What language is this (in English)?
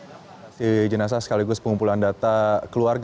Indonesian